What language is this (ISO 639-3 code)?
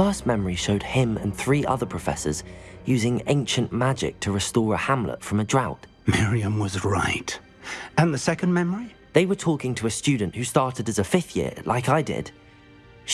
eng